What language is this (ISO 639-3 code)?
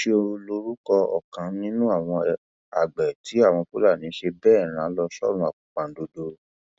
yor